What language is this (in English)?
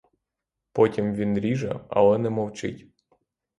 Ukrainian